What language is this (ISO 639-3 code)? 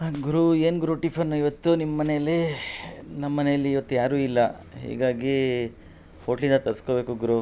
kan